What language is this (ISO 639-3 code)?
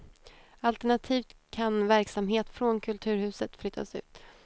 swe